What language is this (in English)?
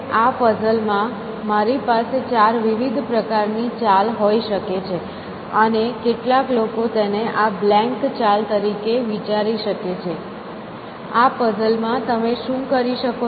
Gujarati